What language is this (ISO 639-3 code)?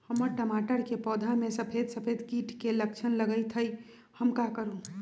mag